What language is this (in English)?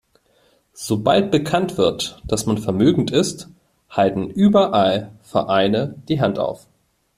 German